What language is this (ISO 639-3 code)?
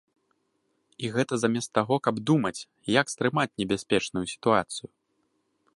bel